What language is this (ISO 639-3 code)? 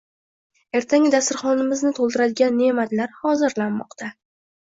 uzb